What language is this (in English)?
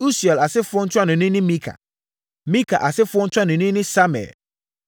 Akan